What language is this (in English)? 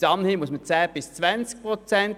Swiss German